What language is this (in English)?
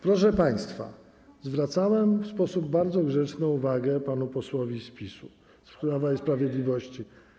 Polish